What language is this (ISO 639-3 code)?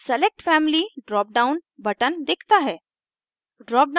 hin